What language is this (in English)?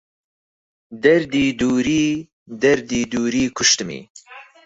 Central Kurdish